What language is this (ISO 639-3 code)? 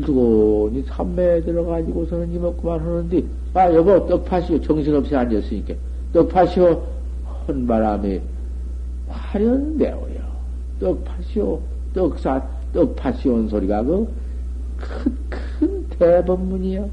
kor